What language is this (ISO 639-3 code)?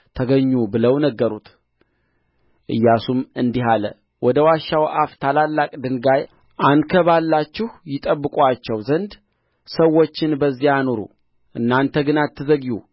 amh